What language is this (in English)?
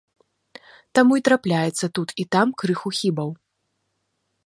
Belarusian